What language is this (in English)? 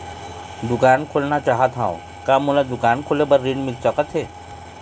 Chhattisgarhi